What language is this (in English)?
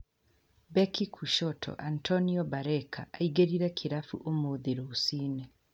Kikuyu